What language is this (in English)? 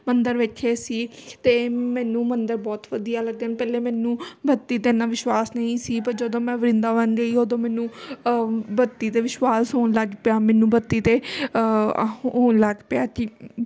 Punjabi